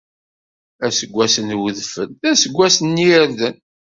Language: Kabyle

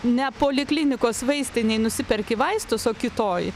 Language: Lithuanian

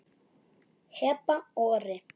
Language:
Icelandic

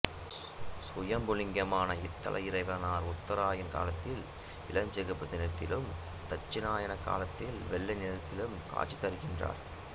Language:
Tamil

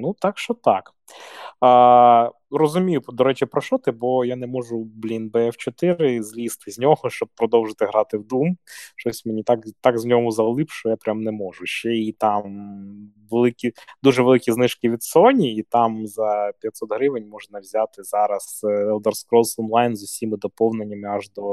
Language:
Ukrainian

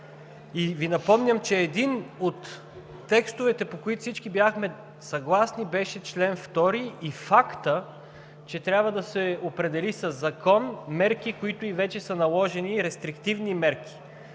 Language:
Bulgarian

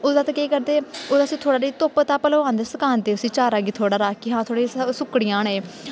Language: Dogri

